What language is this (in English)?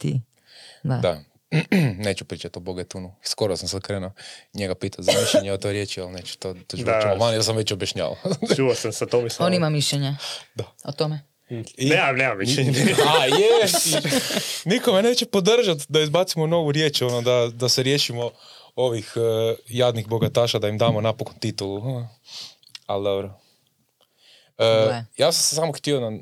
Croatian